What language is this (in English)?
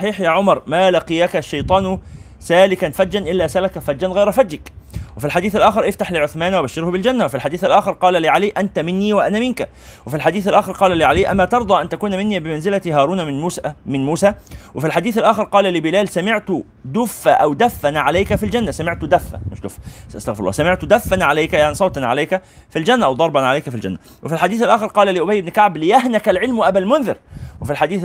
Arabic